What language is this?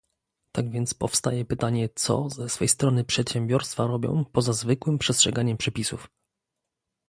Polish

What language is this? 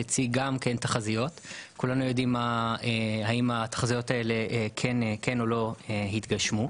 Hebrew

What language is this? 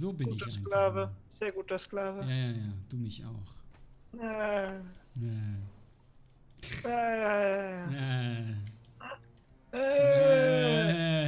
German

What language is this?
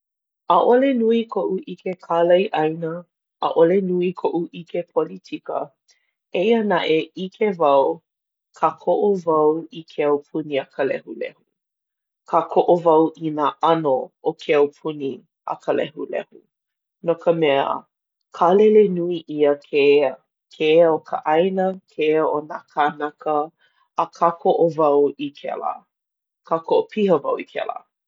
Hawaiian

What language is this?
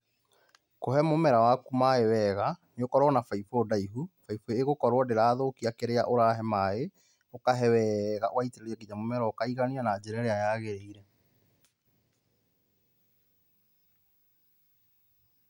Kikuyu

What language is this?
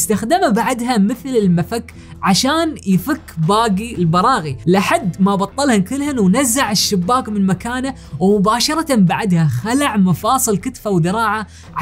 Arabic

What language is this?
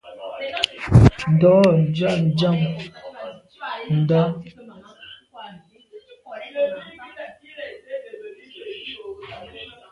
Medumba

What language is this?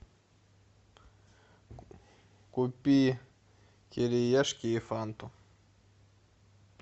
Russian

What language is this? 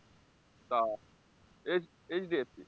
Bangla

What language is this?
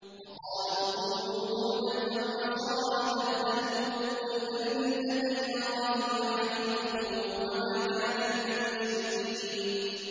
Arabic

